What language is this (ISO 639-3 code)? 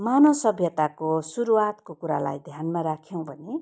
nep